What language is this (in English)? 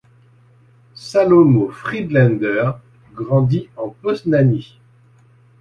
French